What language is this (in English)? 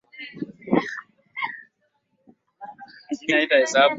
Swahili